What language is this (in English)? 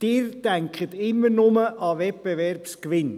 Swiss German